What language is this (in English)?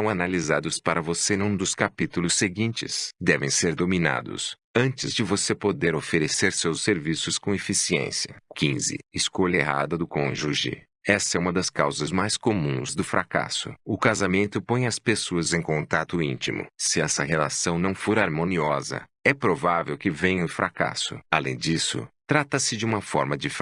Portuguese